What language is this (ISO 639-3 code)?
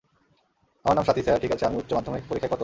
ben